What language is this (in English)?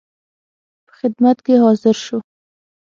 Pashto